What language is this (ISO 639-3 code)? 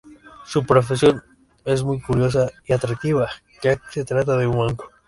spa